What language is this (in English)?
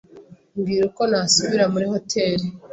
Kinyarwanda